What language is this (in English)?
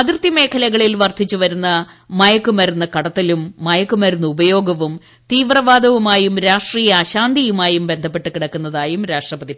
Malayalam